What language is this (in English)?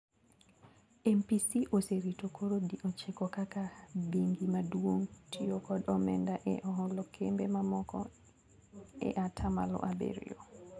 Luo (Kenya and Tanzania)